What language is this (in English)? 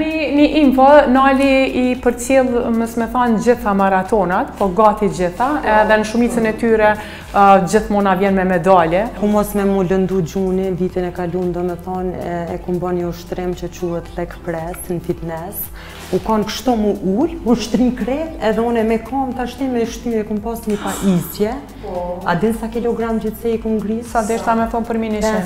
Romanian